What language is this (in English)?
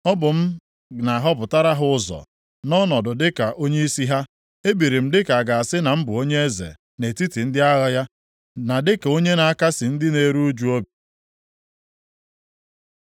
Igbo